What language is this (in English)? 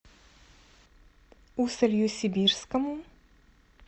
Russian